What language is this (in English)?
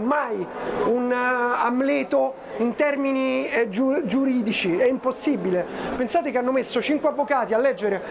Italian